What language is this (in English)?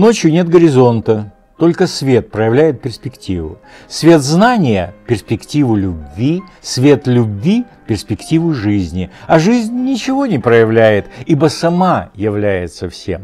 Russian